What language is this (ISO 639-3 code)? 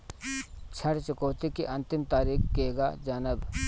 bho